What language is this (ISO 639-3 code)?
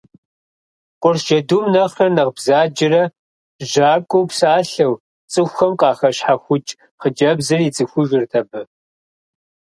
kbd